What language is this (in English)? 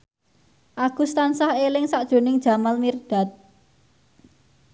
Javanese